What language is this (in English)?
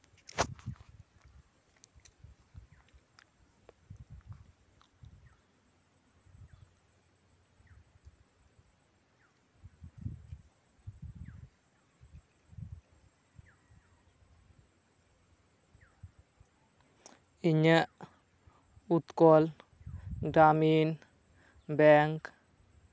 Santali